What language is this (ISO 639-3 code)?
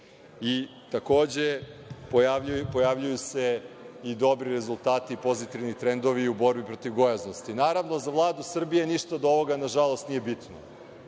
srp